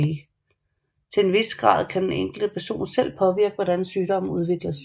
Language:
Danish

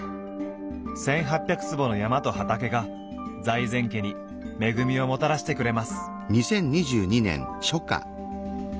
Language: Japanese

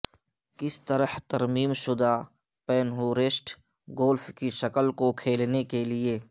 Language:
Urdu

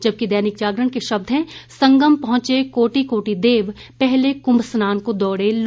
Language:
Hindi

